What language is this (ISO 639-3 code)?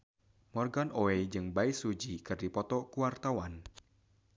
sun